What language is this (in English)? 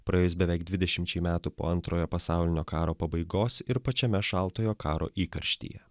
Lithuanian